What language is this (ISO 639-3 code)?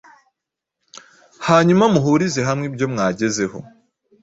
kin